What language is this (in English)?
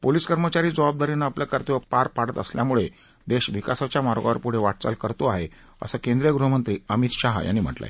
Marathi